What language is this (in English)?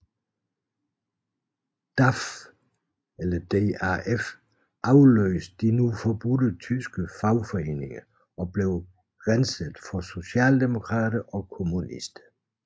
Danish